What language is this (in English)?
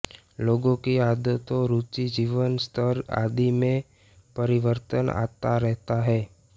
Hindi